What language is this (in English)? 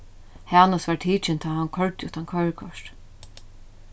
Faroese